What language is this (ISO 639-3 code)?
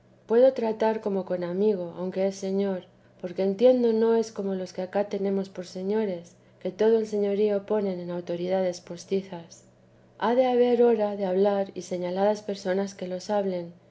spa